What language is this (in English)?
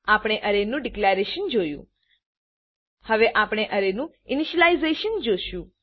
Gujarati